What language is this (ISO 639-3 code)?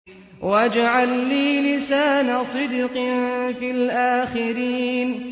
ara